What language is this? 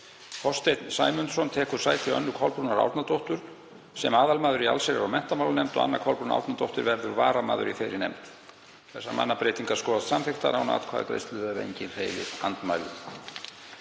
Icelandic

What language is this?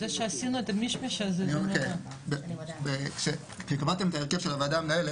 Hebrew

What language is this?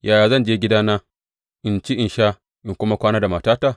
Hausa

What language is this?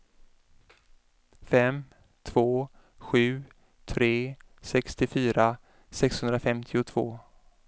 Swedish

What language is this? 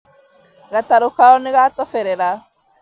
Kikuyu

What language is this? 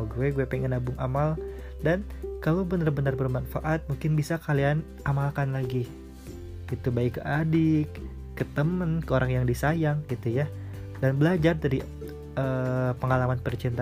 Indonesian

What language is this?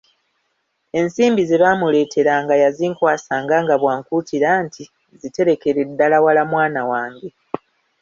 Ganda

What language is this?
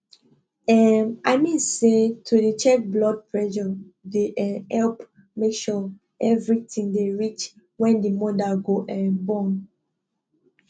Nigerian Pidgin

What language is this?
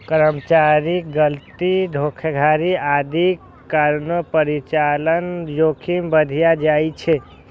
Maithili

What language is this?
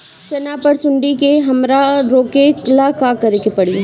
Bhojpuri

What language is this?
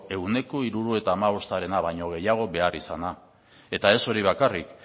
Basque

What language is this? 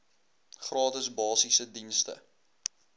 Afrikaans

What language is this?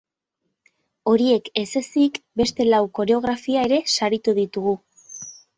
Basque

